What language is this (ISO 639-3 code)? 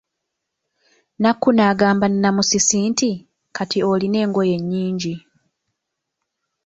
lug